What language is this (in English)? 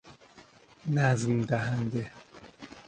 Persian